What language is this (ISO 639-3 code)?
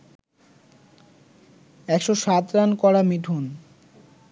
ben